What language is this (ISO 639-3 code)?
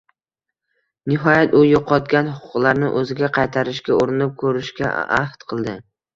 uzb